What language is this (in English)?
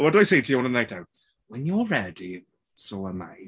English